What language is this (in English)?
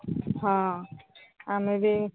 Odia